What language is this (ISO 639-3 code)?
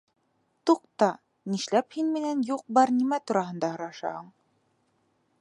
bak